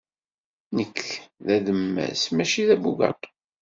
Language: Kabyle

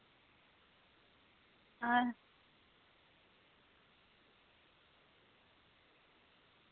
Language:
Dogri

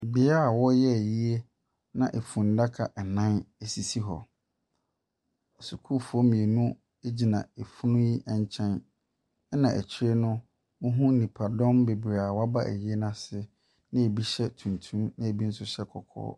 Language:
Akan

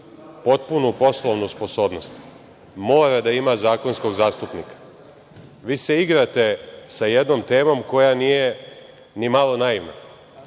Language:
Serbian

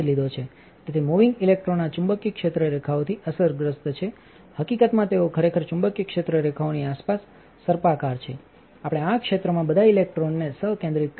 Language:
Gujarati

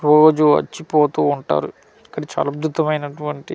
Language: Telugu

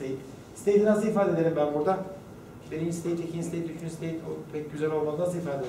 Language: Turkish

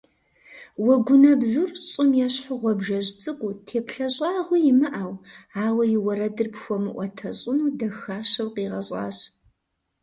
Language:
Kabardian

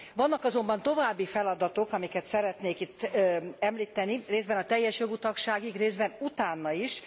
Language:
Hungarian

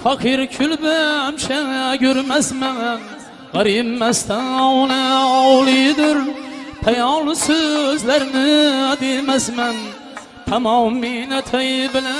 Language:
Uzbek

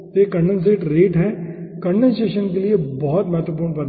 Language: Hindi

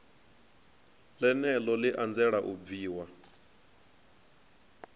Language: Venda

